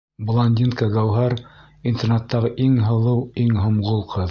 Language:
Bashkir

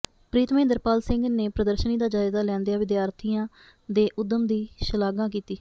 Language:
Punjabi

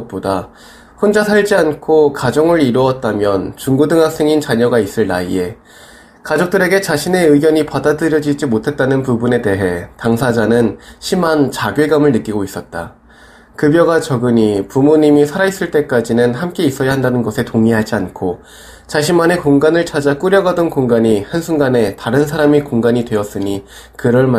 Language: Korean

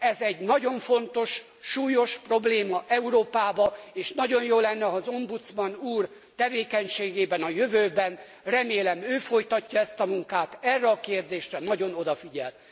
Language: Hungarian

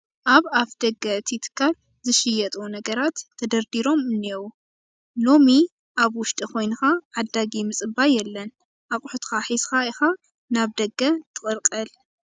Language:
Tigrinya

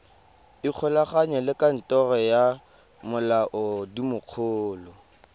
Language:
Tswana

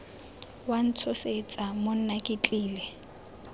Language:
Tswana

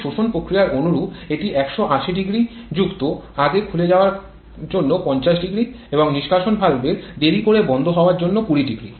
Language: Bangla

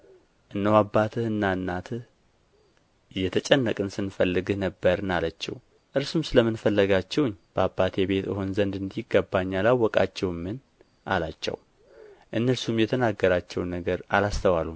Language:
Amharic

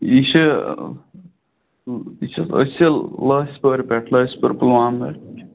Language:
Kashmiri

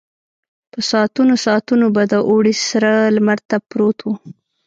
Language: Pashto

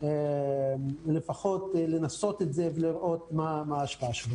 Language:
Hebrew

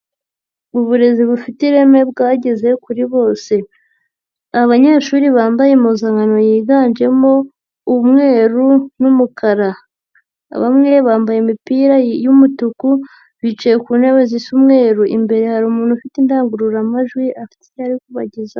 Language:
Kinyarwanda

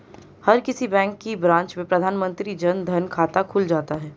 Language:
Hindi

